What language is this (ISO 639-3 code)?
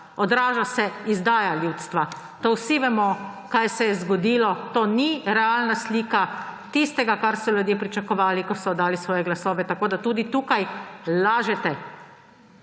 slv